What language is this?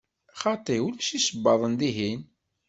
Kabyle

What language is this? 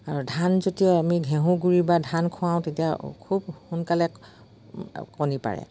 Assamese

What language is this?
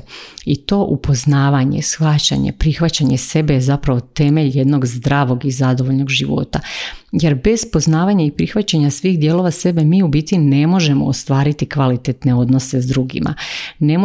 Croatian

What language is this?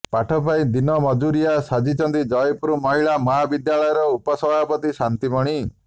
Odia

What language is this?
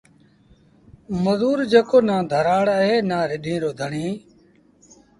Sindhi Bhil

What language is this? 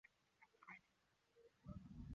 Chinese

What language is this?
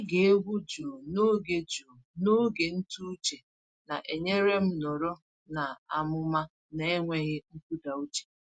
Igbo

